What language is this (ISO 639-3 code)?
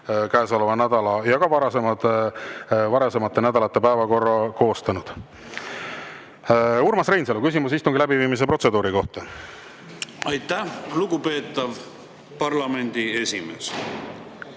est